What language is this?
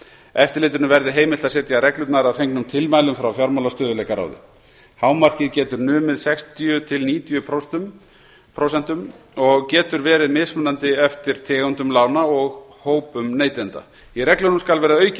Icelandic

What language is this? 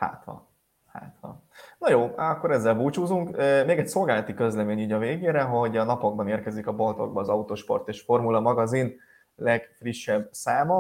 Hungarian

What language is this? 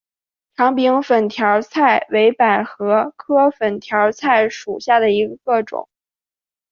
Chinese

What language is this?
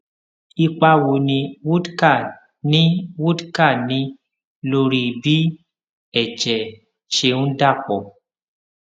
Yoruba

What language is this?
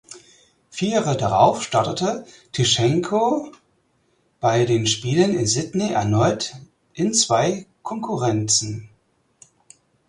German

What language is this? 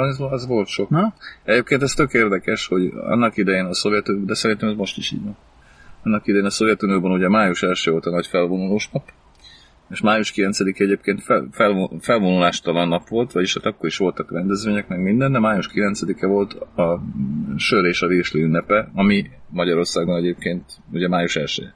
Hungarian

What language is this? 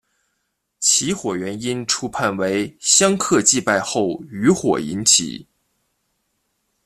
Chinese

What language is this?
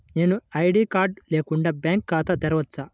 Telugu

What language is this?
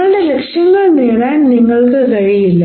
Malayalam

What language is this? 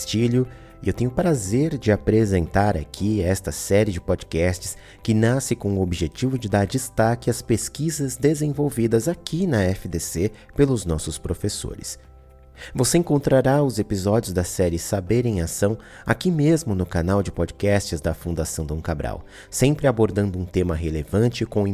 Portuguese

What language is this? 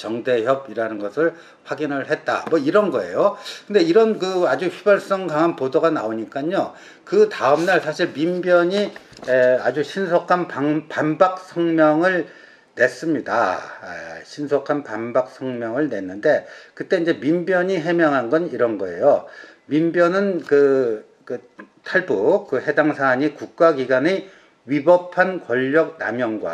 Korean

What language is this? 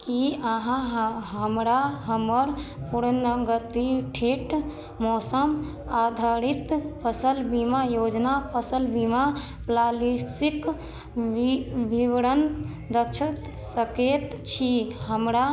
Maithili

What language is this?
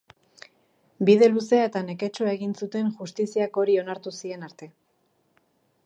Basque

